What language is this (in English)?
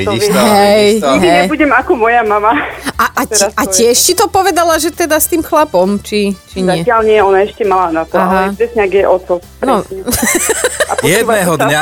Slovak